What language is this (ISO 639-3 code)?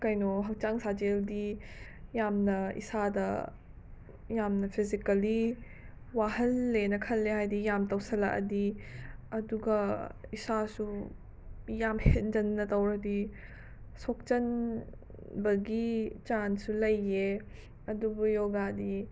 mni